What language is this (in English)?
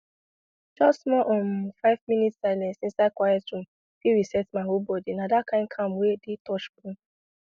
Nigerian Pidgin